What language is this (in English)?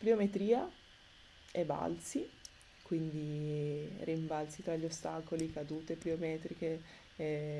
Italian